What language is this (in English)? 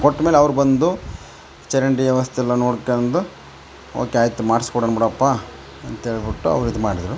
Kannada